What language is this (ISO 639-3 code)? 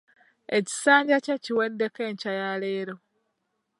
lug